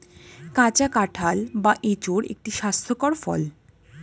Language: Bangla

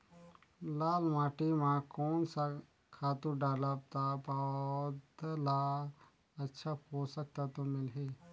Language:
Chhattisgarhi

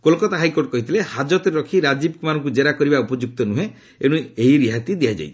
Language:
Odia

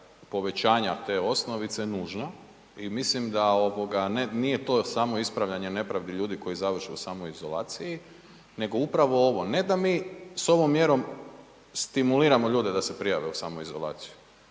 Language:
Croatian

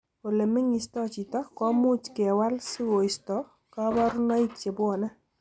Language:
Kalenjin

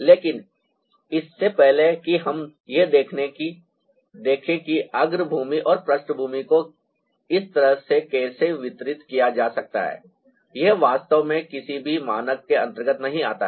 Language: Hindi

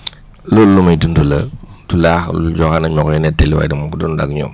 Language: Wolof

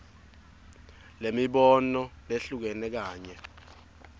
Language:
Swati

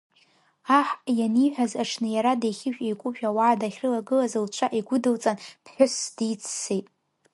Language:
Abkhazian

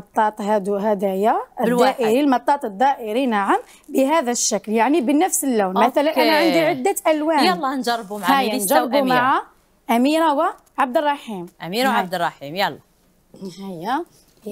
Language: Arabic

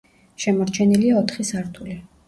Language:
Georgian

